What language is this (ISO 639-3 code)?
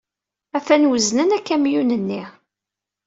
kab